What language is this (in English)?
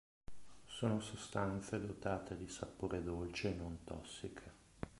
Italian